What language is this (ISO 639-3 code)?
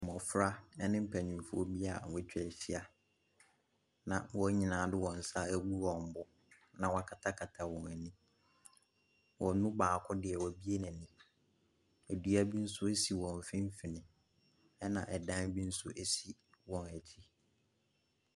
aka